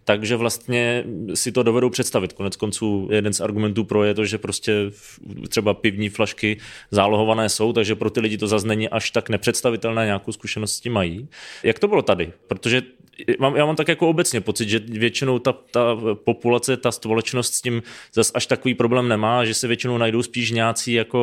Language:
Czech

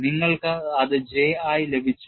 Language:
Malayalam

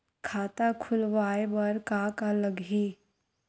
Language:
Chhattisgarhi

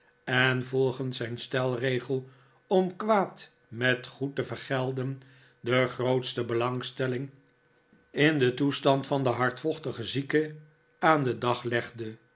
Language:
Dutch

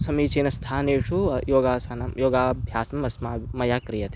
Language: Sanskrit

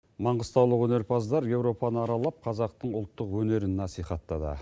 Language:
Kazakh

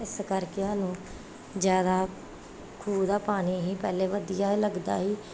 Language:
Punjabi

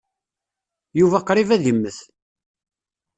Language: Kabyle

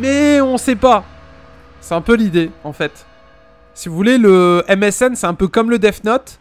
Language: French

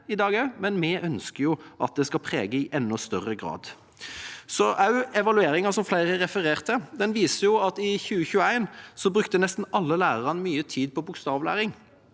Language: Norwegian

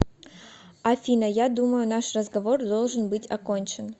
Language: Russian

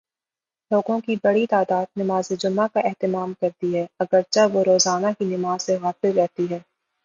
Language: Urdu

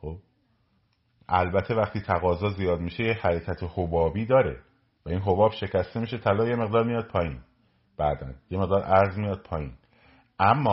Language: Persian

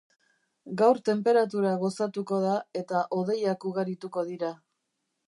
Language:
Basque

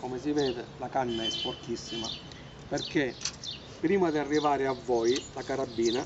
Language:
Italian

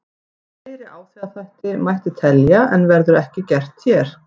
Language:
Icelandic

